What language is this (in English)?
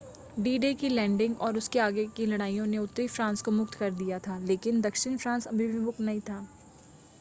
Hindi